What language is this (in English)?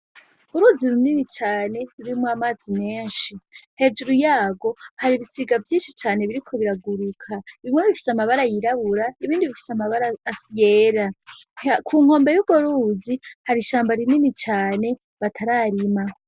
Rundi